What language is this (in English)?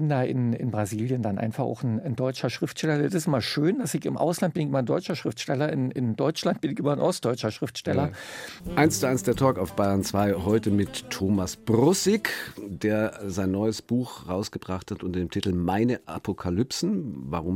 German